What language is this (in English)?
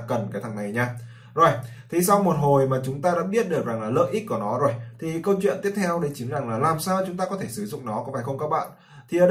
Vietnamese